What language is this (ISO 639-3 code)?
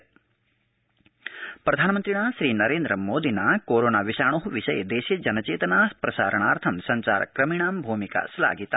san